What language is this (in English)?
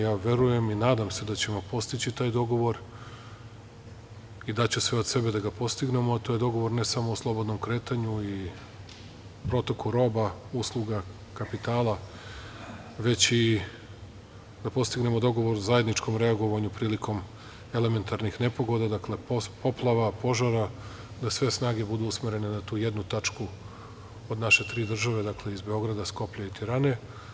Serbian